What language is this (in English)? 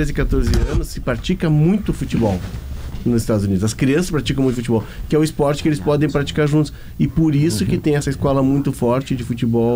Portuguese